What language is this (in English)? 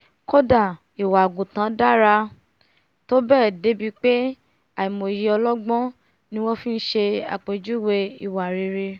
Yoruba